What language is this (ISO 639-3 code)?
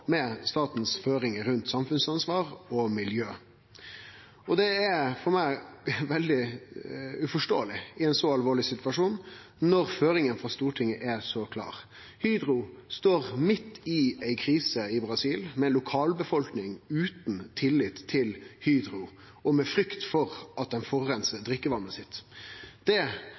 nno